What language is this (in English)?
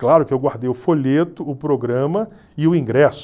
Portuguese